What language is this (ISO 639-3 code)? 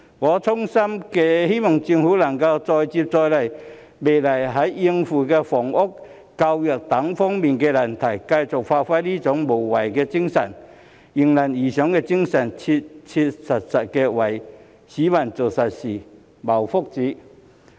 yue